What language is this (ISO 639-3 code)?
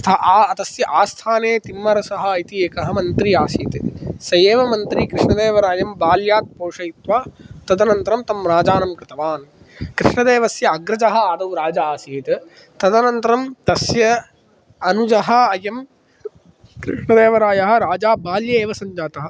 san